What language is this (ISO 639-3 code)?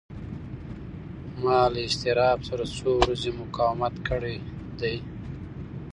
pus